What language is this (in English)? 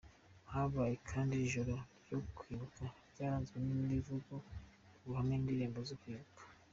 Kinyarwanda